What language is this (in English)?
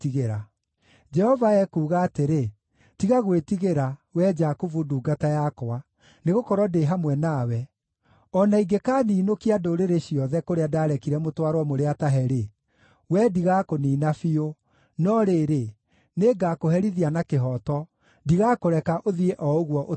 Kikuyu